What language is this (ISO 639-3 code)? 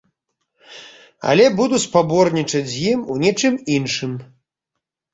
bel